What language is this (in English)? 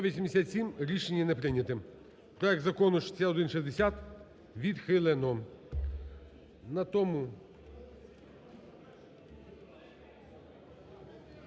Ukrainian